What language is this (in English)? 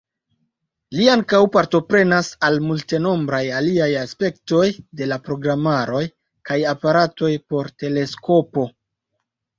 Esperanto